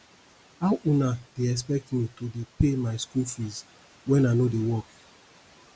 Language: Nigerian Pidgin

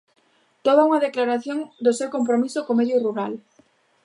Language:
Galician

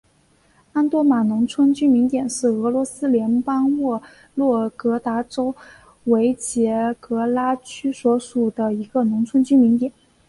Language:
Chinese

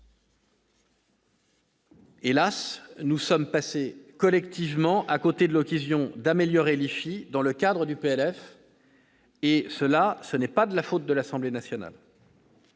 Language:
French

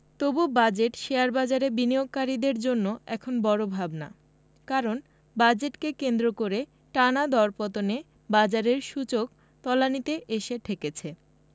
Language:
Bangla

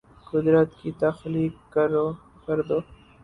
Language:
Urdu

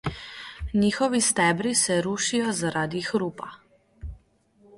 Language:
Slovenian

